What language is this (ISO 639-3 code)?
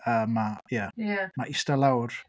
cym